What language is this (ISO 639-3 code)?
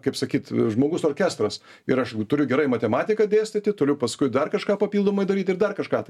lit